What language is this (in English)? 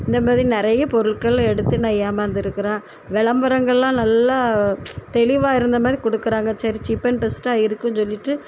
Tamil